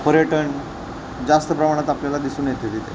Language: Marathi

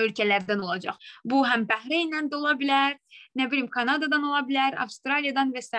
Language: Turkish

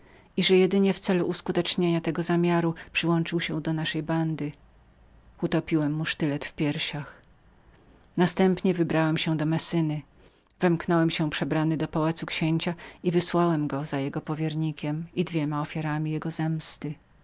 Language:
Polish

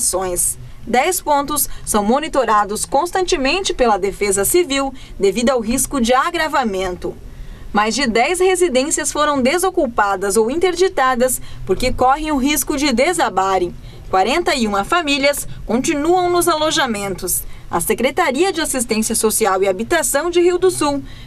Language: Portuguese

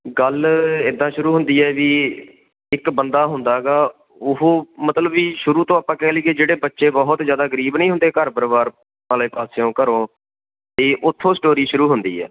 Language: Punjabi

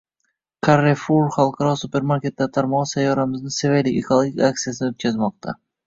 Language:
Uzbek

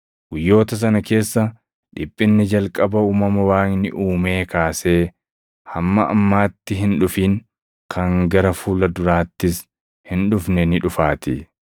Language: Oromo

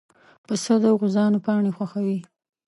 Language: Pashto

